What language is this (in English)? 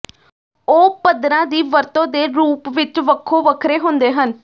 Punjabi